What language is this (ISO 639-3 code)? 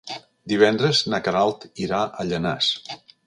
cat